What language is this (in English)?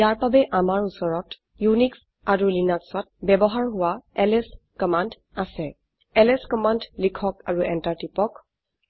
Assamese